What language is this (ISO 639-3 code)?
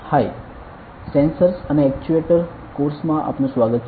guj